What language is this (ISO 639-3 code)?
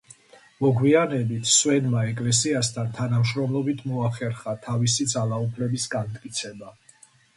kat